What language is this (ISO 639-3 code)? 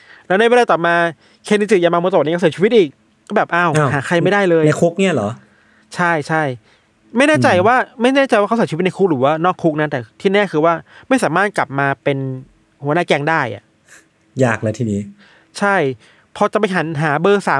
tha